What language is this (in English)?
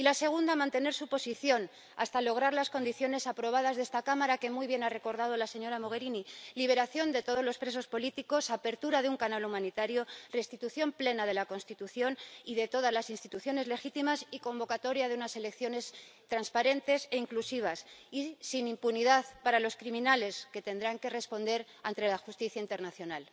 Spanish